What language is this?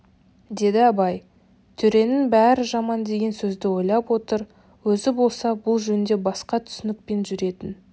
Kazakh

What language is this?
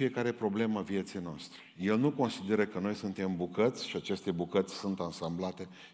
Romanian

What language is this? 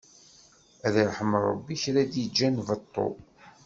Kabyle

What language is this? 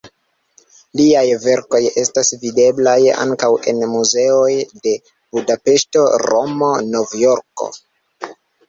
Esperanto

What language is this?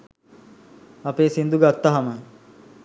Sinhala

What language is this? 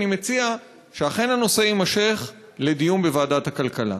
Hebrew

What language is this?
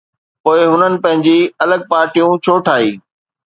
Sindhi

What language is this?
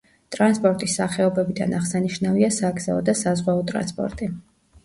Georgian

